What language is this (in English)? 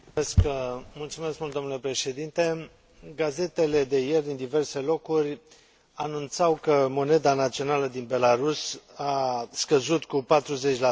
Romanian